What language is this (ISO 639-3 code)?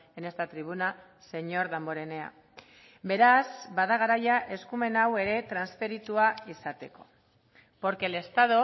eus